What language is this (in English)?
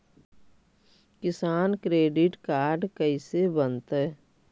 Magahi